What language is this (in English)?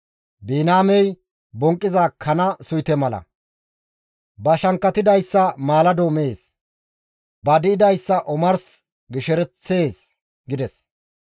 Gamo